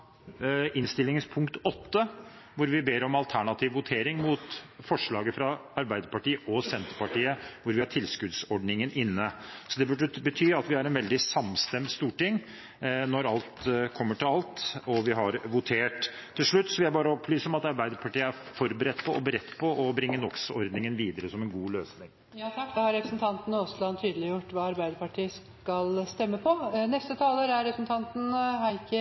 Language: Norwegian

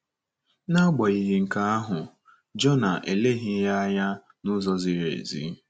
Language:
Igbo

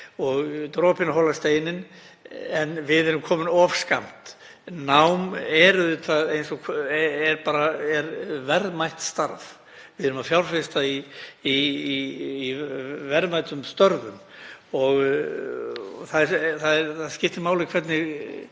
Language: Icelandic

